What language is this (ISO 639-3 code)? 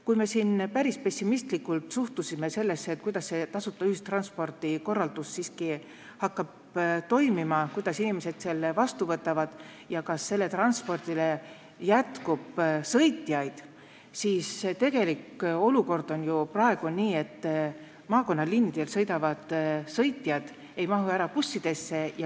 est